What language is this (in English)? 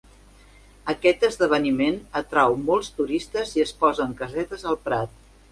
Catalan